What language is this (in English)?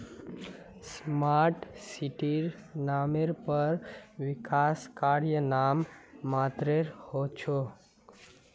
Magahi